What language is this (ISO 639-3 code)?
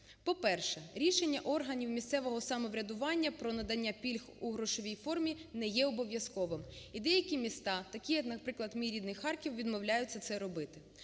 ukr